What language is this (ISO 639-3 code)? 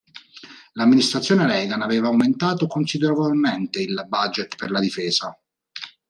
ita